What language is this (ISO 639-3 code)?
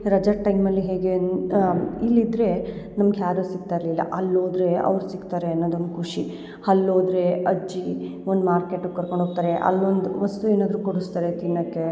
kan